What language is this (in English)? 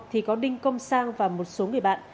Vietnamese